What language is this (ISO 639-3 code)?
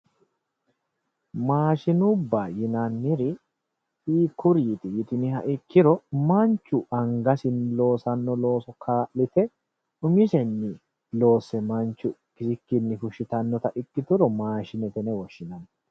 sid